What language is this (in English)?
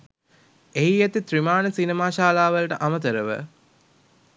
Sinhala